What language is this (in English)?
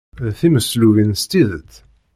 Kabyle